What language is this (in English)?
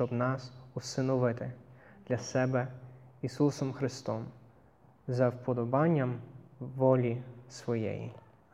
Ukrainian